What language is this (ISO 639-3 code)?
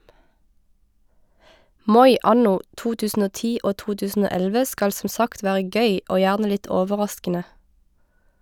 nor